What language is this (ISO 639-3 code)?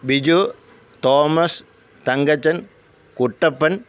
mal